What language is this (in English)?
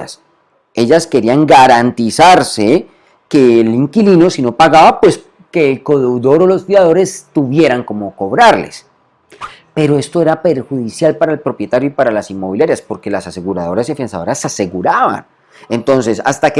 Spanish